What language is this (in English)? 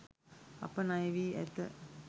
Sinhala